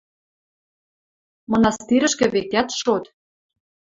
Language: Western Mari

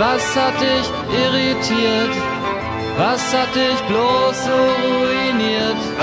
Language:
German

